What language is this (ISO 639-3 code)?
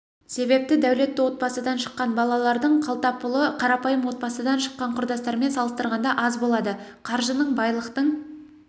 kaz